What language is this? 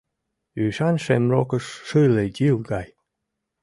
Mari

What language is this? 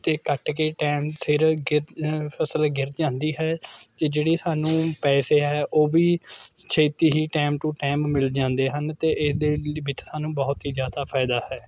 Punjabi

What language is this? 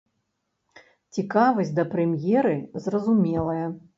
Belarusian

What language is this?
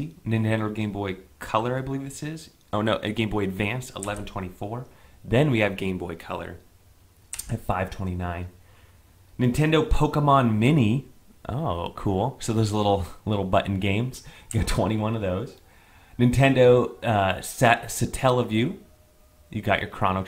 English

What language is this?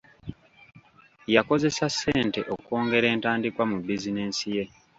Ganda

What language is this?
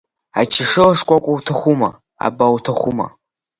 Abkhazian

